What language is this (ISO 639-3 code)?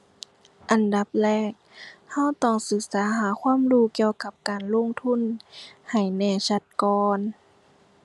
tha